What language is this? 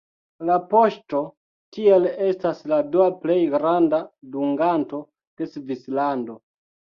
Esperanto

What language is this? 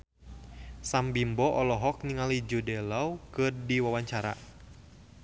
Sundanese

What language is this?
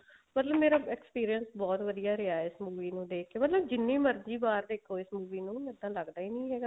Punjabi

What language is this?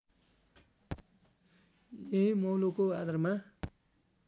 Nepali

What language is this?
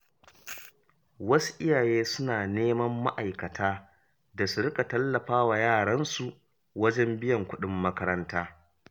Hausa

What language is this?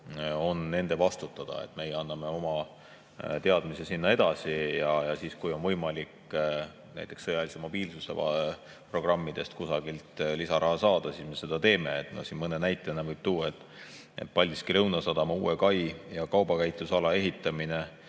Estonian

